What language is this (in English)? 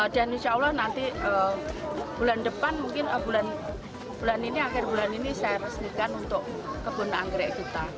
Indonesian